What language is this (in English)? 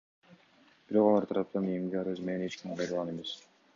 Kyrgyz